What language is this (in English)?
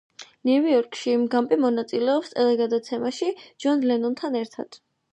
Georgian